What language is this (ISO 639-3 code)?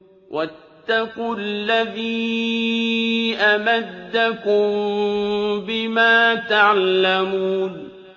ara